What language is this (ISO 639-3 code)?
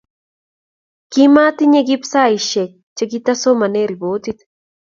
kln